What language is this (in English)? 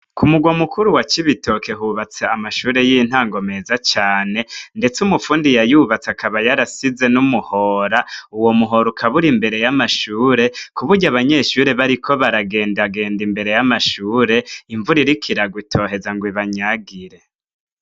Rundi